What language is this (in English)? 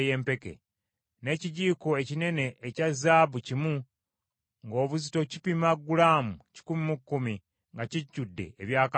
Ganda